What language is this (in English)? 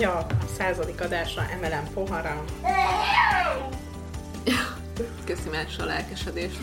Hungarian